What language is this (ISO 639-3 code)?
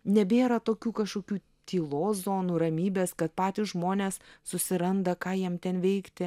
lit